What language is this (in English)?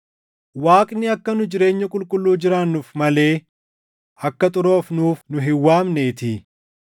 Oromo